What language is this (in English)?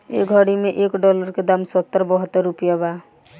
Bhojpuri